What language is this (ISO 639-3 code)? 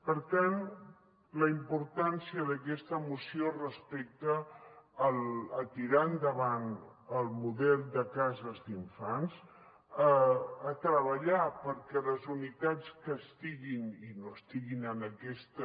cat